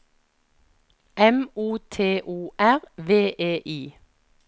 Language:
Norwegian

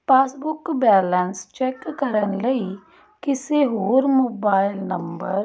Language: Punjabi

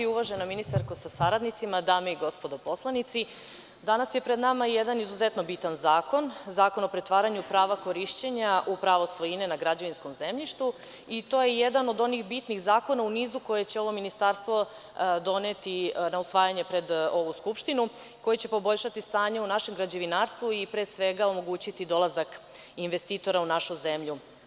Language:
Serbian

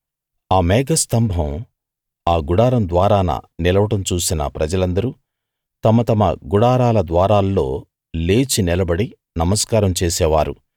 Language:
Telugu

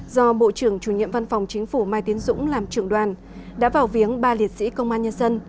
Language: Vietnamese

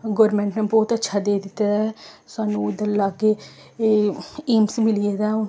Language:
Dogri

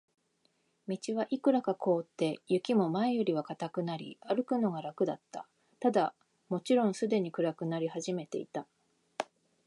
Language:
Japanese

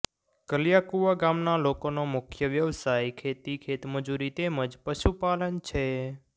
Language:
Gujarati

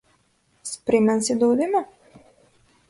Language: Macedonian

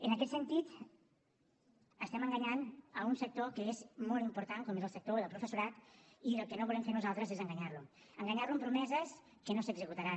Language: Catalan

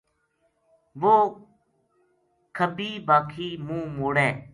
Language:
Gujari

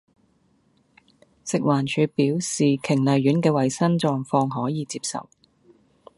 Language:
Cantonese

